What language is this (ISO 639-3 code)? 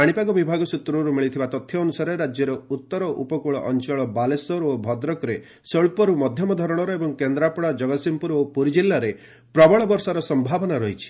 ori